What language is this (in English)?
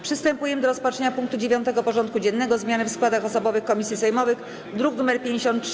Polish